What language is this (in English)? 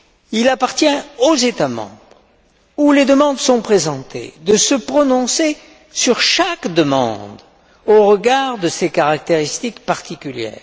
French